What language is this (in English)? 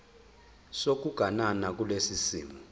Zulu